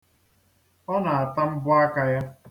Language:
Igbo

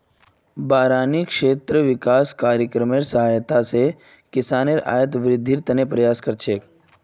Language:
Magahi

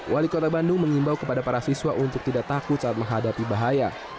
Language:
Indonesian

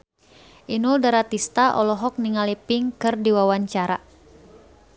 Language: Sundanese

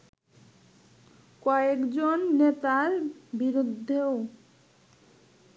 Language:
Bangla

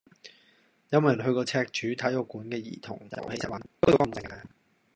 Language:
Cantonese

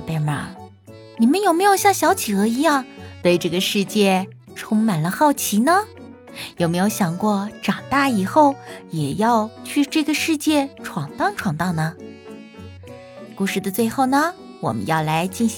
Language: Chinese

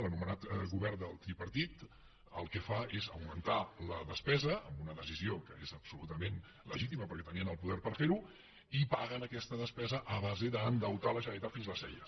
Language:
Catalan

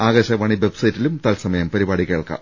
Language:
Malayalam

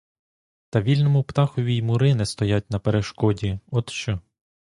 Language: Ukrainian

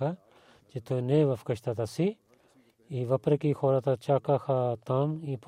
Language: Bulgarian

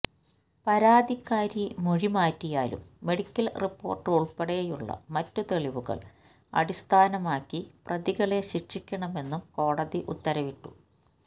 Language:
Malayalam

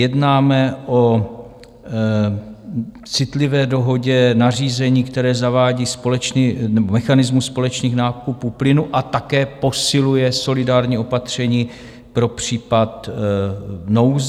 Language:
Czech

